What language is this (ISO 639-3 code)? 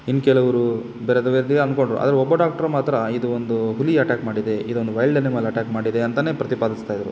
kan